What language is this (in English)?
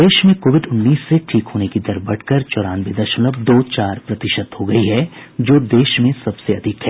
Hindi